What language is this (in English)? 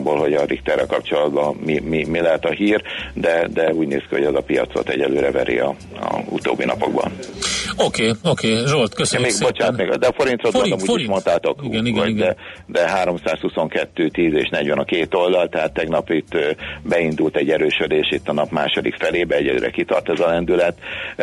Hungarian